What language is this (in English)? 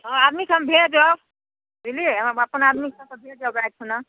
Maithili